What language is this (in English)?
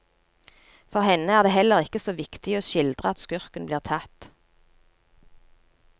Norwegian